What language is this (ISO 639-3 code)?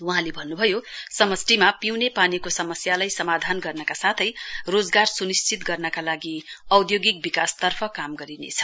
nep